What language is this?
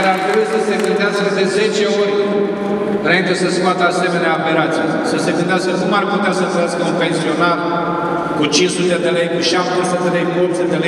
Romanian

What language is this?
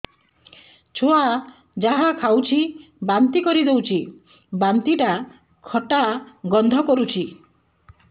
Odia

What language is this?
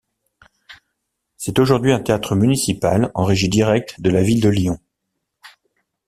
French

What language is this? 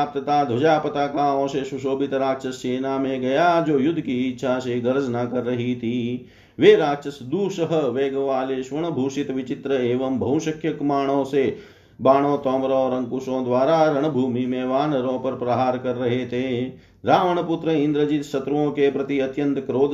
Hindi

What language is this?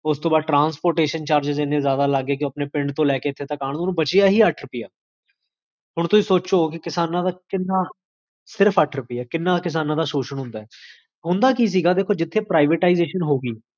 Punjabi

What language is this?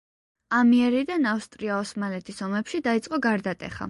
Georgian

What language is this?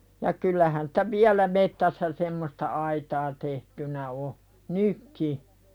Finnish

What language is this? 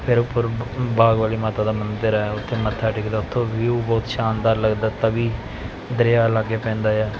Punjabi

